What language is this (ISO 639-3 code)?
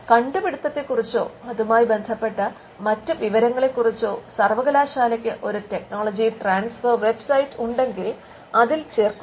mal